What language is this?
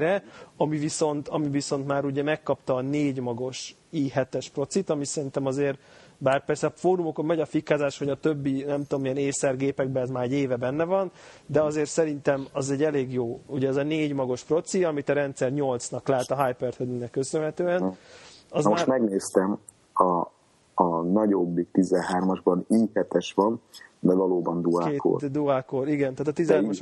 Hungarian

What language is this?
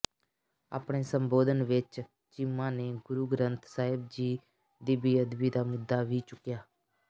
Punjabi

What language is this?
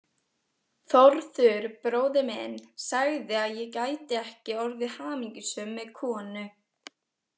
Icelandic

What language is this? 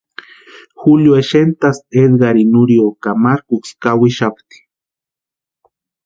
Western Highland Purepecha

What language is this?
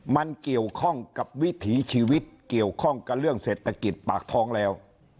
Thai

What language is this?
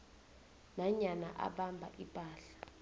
South Ndebele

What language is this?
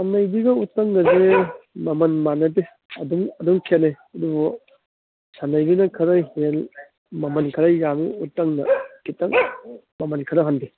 Manipuri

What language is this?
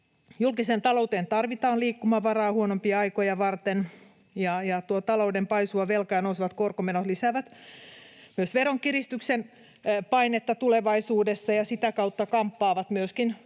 Finnish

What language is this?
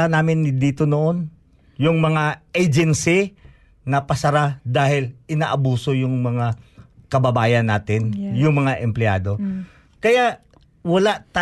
Filipino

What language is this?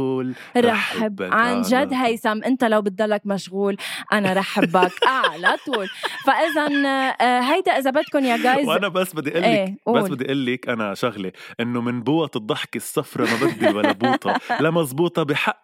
Arabic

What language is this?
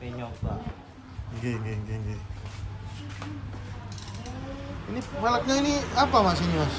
Indonesian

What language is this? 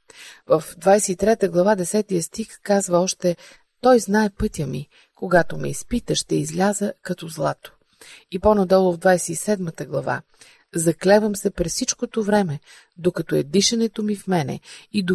Bulgarian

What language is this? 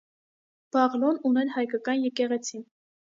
Armenian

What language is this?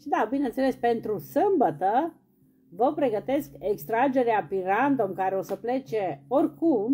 Romanian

